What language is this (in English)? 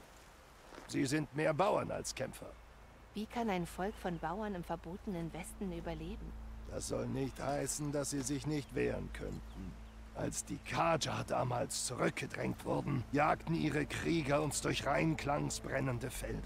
German